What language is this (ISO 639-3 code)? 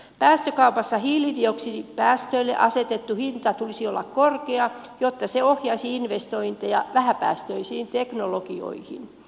fin